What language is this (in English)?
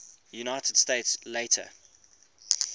English